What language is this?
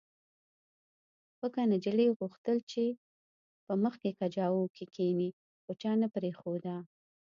Pashto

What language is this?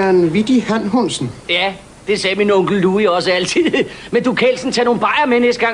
Danish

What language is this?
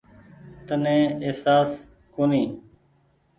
Goaria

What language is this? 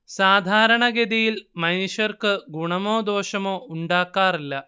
Malayalam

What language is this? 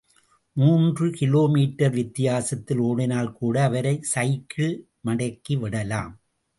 Tamil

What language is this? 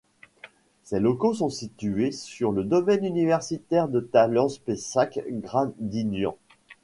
French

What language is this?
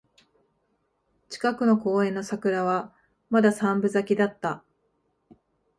Japanese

